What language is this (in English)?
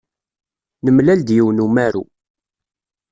Kabyle